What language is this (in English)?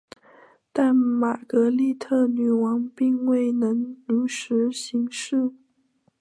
Chinese